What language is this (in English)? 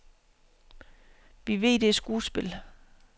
Danish